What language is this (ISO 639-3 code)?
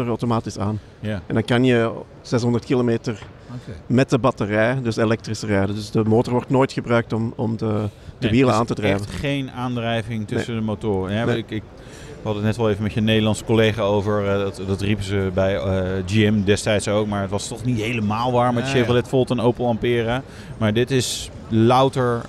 nld